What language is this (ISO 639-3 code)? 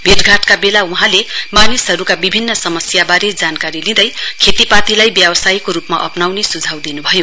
nep